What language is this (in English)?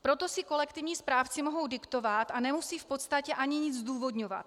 Czech